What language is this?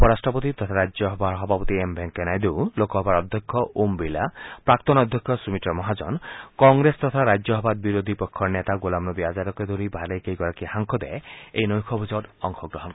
Assamese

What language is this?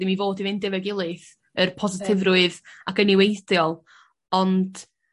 Welsh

